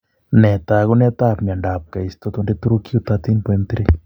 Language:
Kalenjin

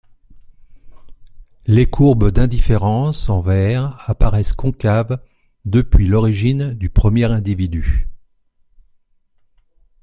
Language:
French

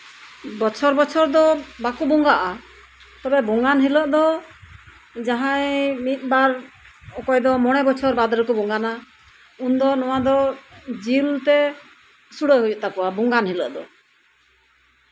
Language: Santali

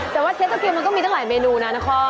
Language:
Thai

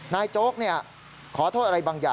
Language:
Thai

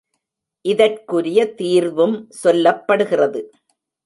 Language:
Tamil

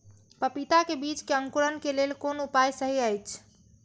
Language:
Maithili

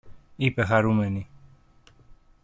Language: Greek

